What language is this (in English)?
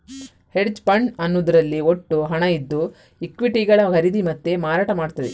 Kannada